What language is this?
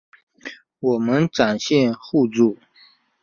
Chinese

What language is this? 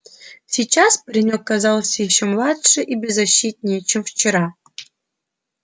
Russian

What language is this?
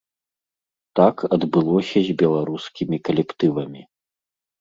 Belarusian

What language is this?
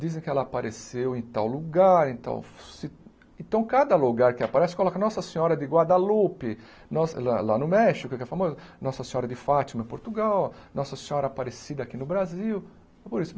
Portuguese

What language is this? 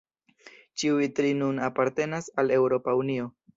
Esperanto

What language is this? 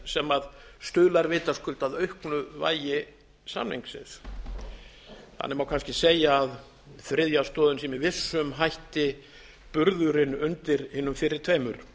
Icelandic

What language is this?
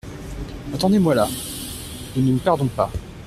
French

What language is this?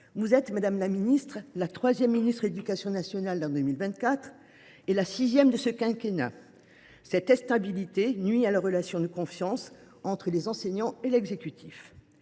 French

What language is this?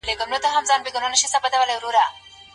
Pashto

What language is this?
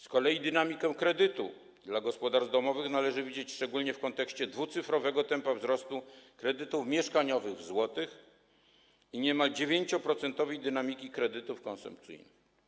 Polish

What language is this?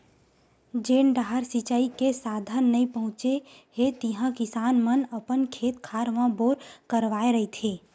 Chhattisgarhi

